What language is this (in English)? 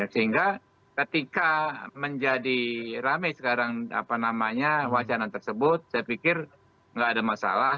Indonesian